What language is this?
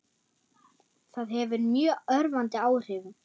Icelandic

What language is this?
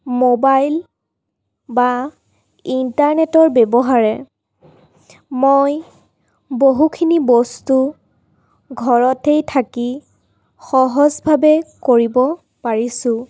Assamese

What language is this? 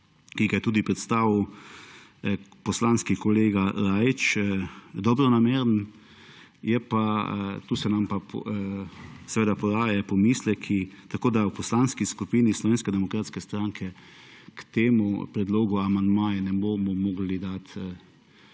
Slovenian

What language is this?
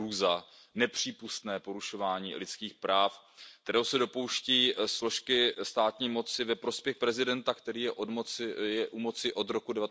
Czech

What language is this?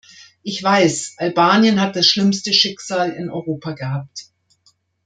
German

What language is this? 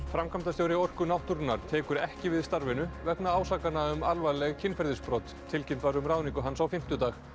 Icelandic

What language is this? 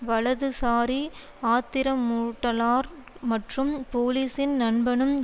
Tamil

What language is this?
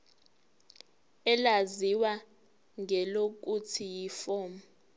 Zulu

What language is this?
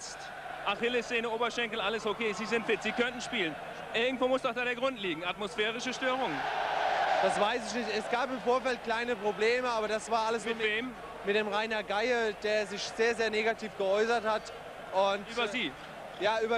German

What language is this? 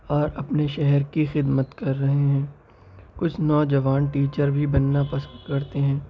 Urdu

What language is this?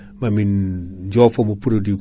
Fula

